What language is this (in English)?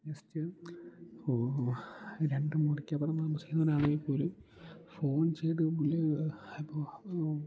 Malayalam